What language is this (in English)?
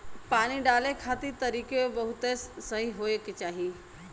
Bhojpuri